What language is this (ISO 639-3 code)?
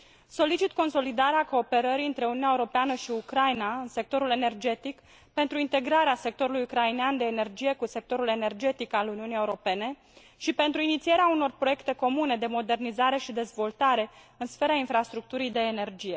ron